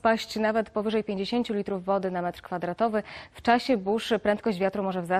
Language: Polish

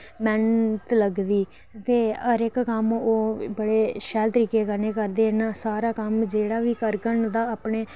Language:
Dogri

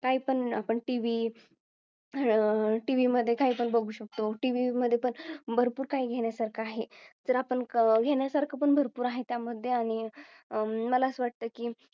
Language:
Marathi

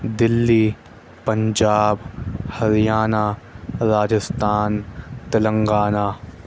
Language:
Urdu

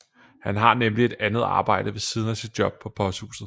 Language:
Danish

